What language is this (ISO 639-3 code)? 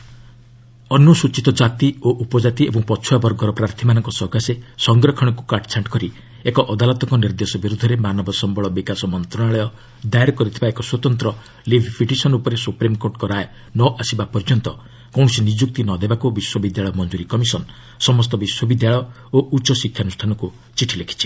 ori